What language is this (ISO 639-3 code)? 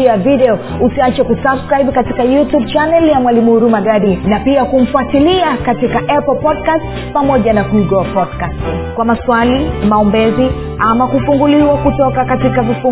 swa